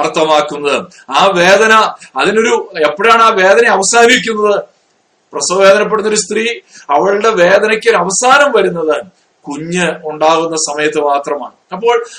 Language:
Malayalam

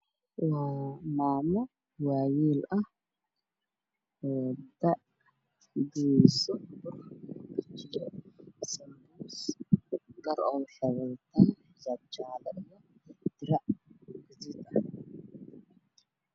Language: Somali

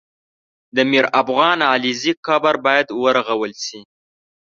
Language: Pashto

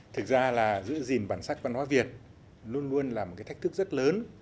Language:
Vietnamese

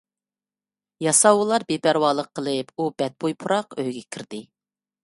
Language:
Uyghur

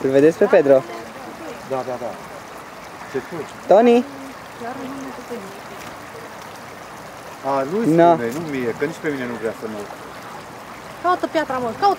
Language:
Romanian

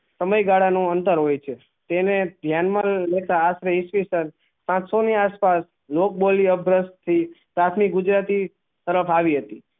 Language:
Gujarati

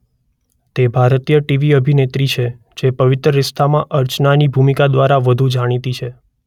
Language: Gujarati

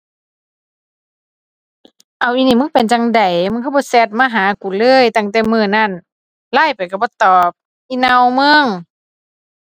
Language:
Thai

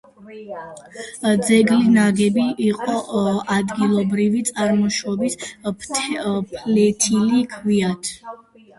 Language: Georgian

